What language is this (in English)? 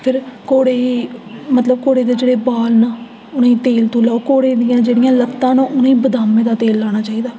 Dogri